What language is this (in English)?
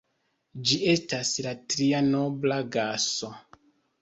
Esperanto